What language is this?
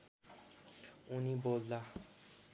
Nepali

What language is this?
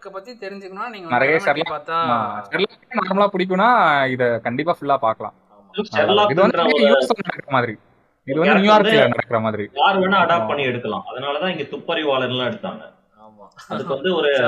Tamil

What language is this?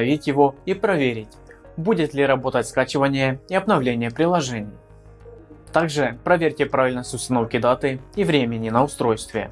Russian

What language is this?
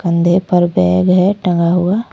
Hindi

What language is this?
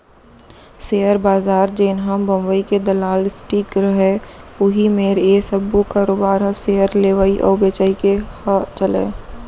Chhattisgarhi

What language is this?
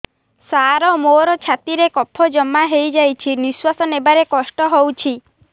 Odia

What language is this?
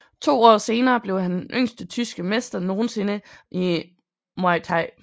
Danish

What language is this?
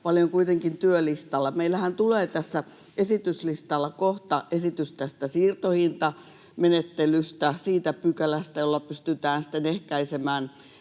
Finnish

